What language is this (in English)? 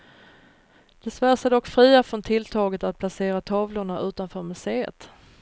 Swedish